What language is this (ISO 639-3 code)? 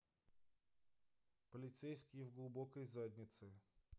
rus